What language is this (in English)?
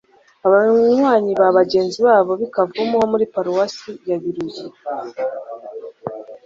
Kinyarwanda